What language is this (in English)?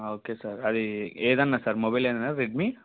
Telugu